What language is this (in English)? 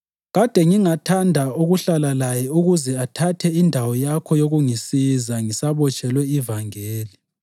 North Ndebele